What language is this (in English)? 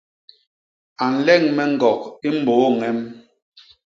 Basaa